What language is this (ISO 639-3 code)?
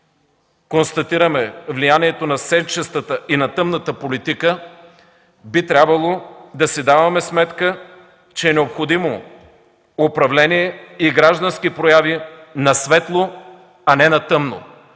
bul